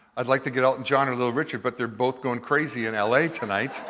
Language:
English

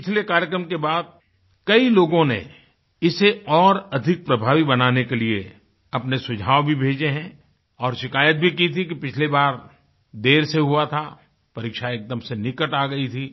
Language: Hindi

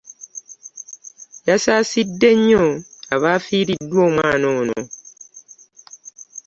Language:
Ganda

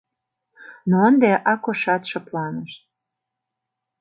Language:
Mari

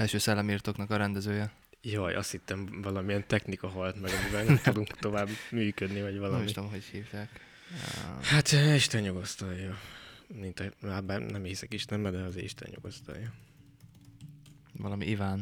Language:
Hungarian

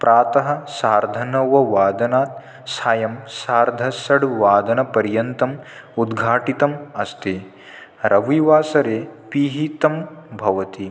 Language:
Sanskrit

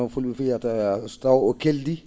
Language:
Fula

